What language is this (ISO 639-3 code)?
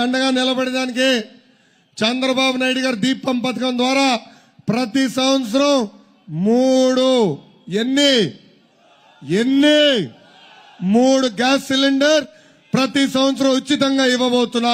hin